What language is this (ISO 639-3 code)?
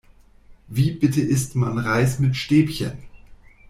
deu